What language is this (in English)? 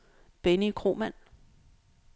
Danish